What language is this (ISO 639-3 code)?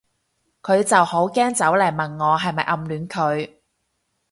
yue